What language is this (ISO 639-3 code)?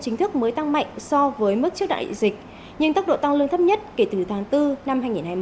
vie